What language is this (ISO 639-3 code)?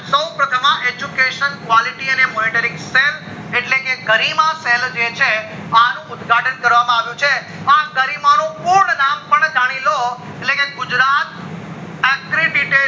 guj